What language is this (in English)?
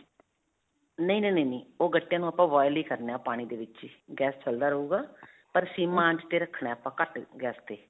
Punjabi